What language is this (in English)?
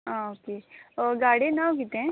Konkani